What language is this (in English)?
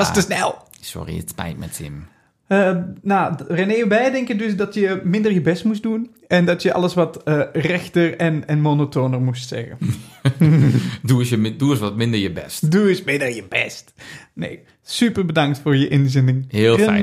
Dutch